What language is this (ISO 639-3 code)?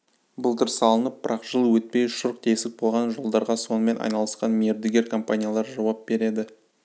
kaz